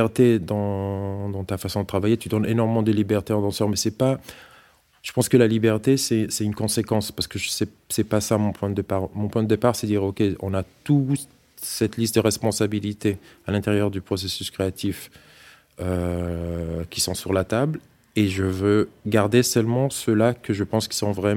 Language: French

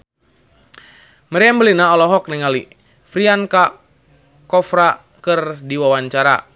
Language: Sundanese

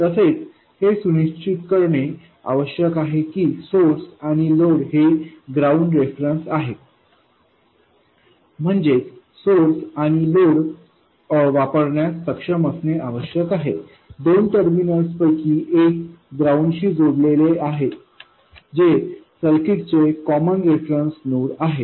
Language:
Marathi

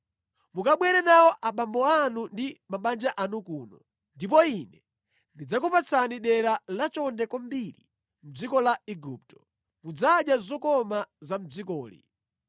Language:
Nyanja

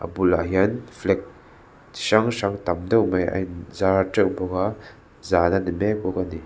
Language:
Mizo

